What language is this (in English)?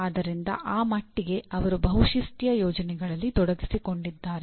Kannada